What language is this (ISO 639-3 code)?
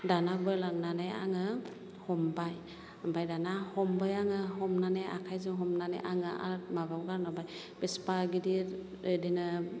brx